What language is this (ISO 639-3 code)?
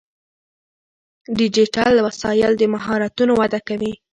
pus